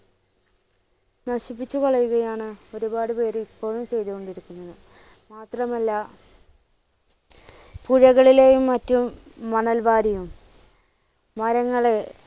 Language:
Malayalam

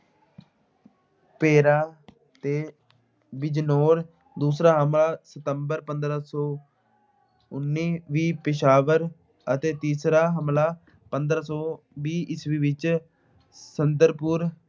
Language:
Punjabi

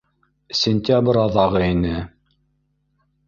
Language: Bashkir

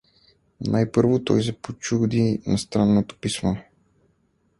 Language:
Bulgarian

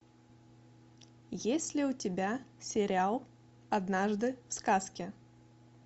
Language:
Russian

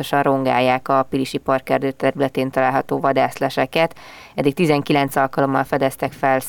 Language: Hungarian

